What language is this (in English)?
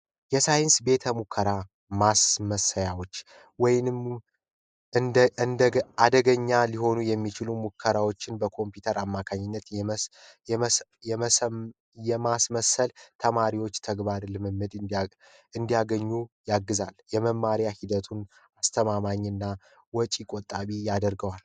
Amharic